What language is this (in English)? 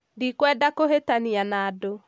Kikuyu